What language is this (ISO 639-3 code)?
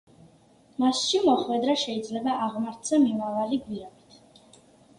kat